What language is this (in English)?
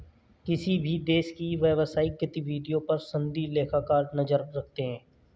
Hindi